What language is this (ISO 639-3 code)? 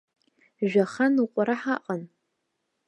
abk